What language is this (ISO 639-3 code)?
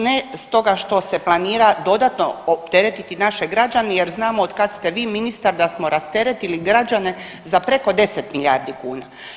hrv